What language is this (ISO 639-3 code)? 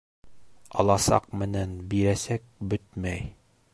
bak